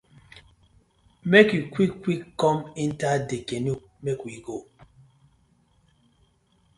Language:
Nigerian Pidgin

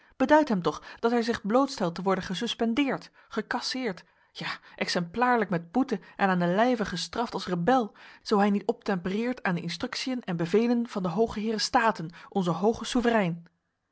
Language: Dutch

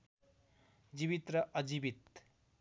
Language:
Nepali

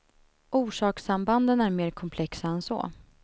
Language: Swedish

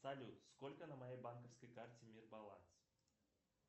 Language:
Russian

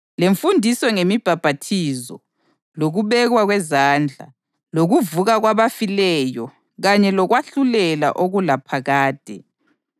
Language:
North Ndebele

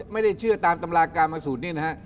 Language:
Thai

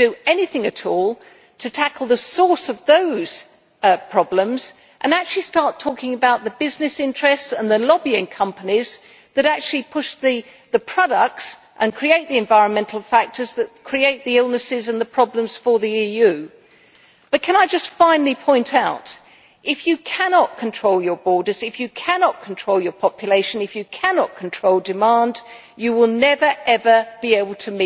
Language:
English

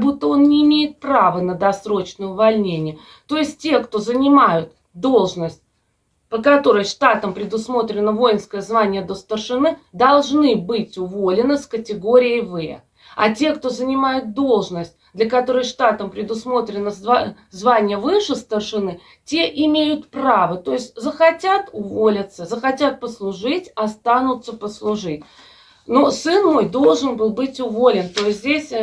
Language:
Russian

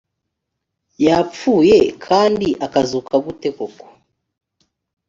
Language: Kinyarwanda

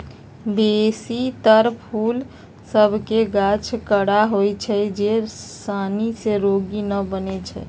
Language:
Magahi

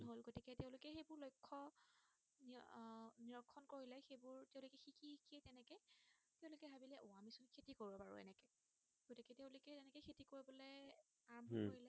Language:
Assamese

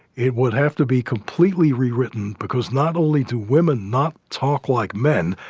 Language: English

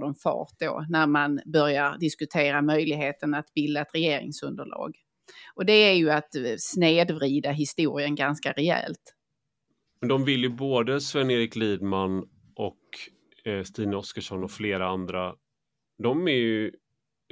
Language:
Swedish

